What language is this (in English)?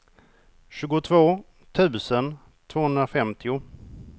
Swedish